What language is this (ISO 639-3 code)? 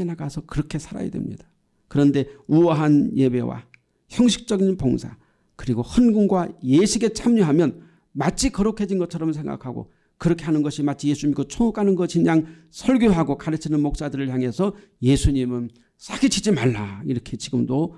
kor